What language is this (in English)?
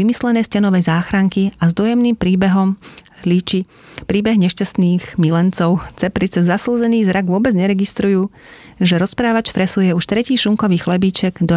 Slovak